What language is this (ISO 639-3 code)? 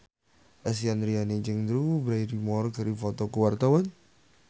sun